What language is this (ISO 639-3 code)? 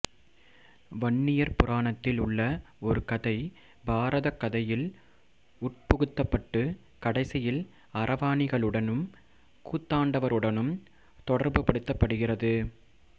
tam